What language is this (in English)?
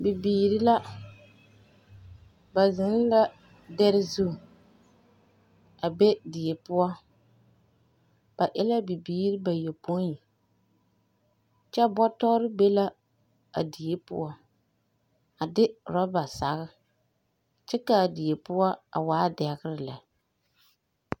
Southern Dagaare